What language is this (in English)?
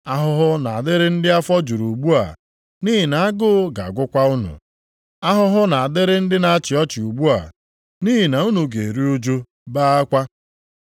Igbo